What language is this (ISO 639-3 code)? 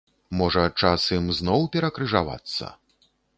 bel